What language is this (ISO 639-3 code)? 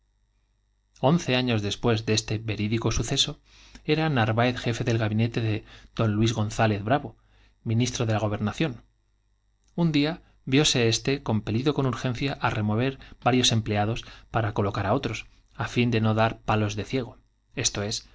spa